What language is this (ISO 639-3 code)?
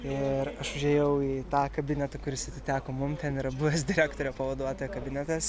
lit